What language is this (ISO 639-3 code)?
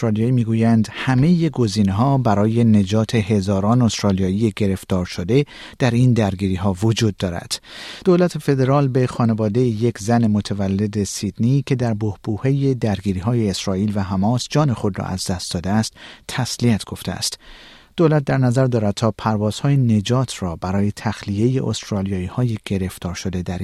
fas